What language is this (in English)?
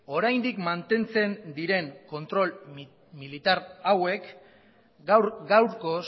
Basque